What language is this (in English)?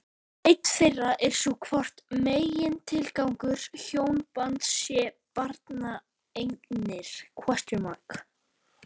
Icelandic